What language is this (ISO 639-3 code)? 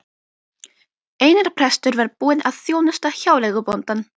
isl